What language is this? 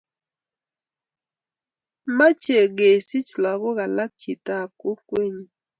Kalenjin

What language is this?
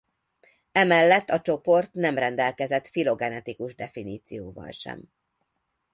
Hungarian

